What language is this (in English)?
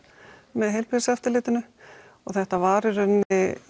Icelandic